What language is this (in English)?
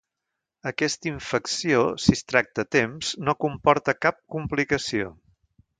Catalan